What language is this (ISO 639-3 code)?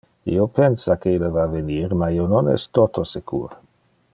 ina